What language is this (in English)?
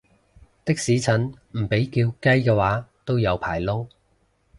Cantonese